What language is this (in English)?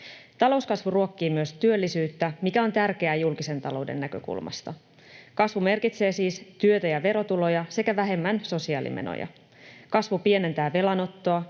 Finnish